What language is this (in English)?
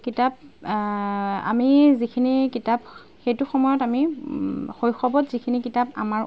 Assamese